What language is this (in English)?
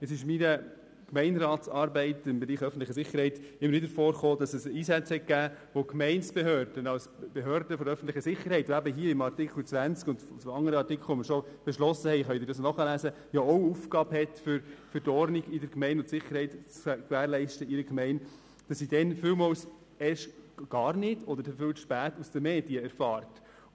Swiss German